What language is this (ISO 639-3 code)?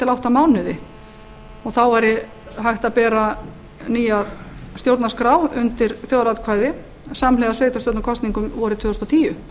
isl